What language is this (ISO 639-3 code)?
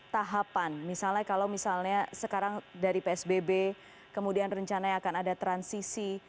ind